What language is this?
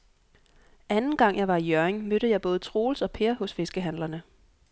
Danish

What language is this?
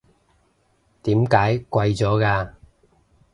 Cantonese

